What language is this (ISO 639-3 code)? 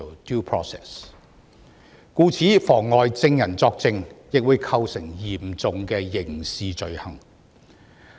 yue